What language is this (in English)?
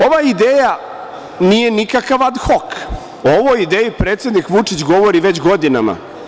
Serbian